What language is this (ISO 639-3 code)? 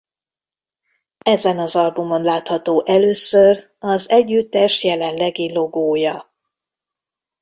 hun